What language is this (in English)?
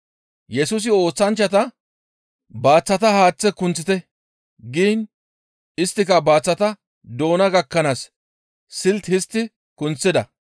Gamo